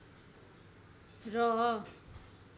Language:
Nepali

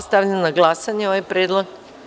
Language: Serbian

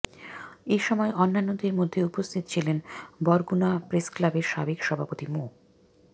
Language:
Bangla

